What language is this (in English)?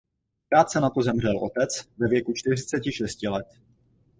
Czech